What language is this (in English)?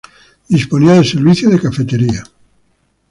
Spanish